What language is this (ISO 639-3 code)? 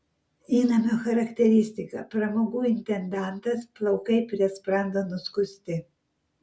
lit